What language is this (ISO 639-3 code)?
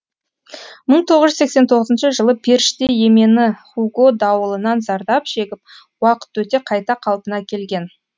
kaz